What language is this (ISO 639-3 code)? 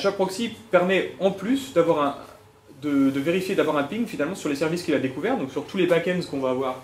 fra